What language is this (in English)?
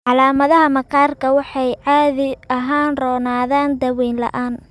Somali